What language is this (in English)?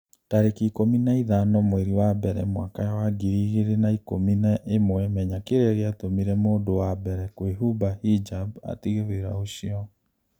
Kikuyu